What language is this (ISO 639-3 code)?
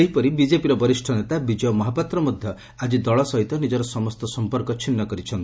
ori